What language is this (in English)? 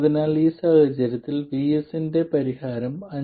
Malayalam